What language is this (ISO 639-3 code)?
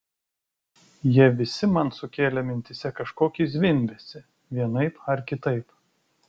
lit